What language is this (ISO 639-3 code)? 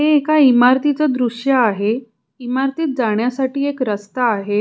mar